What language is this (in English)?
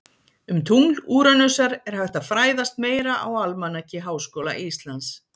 Icelandic